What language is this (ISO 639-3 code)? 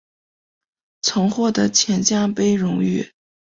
zho